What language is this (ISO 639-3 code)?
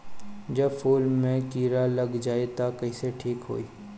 bho